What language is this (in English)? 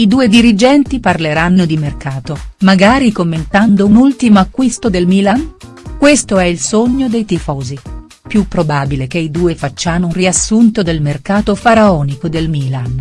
Italian